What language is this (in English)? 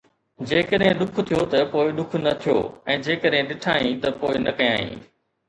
Sindhi